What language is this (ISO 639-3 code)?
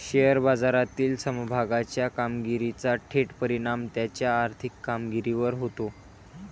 mar